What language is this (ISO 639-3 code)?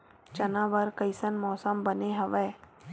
hne